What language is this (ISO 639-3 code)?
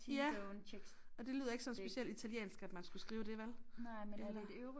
dan